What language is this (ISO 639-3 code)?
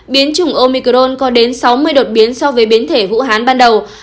vie